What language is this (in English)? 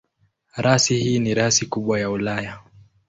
Swahili